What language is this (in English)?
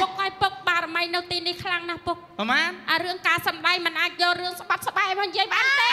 Thai